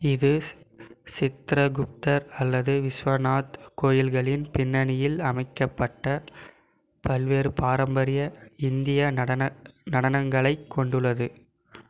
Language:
Tamil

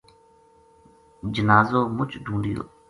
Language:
Gujari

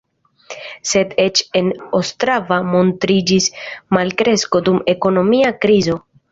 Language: Esperanto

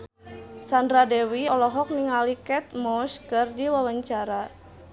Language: Sundanese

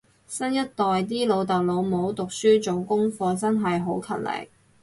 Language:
Cantonese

